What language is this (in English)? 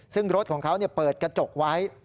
Thai